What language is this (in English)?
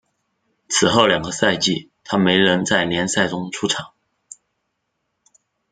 Chinese